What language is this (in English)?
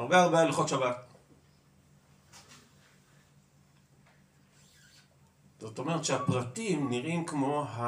Hebrew